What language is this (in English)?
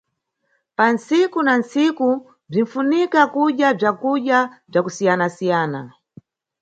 Nyungwe